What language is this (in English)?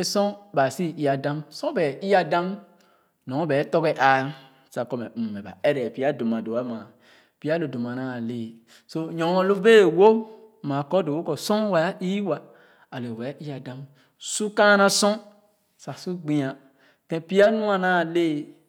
Khana